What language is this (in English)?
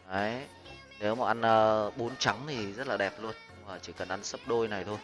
Vietnamese